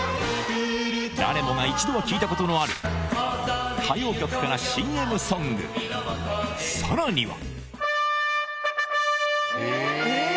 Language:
Japanese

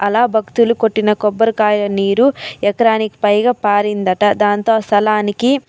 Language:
Telugu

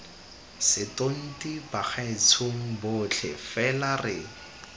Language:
Tswana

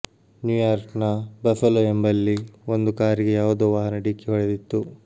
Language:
Kannada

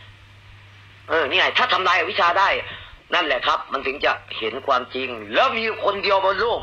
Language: Thai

